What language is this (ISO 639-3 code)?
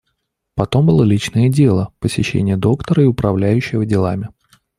rus